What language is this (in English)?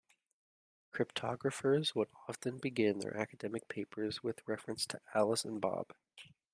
English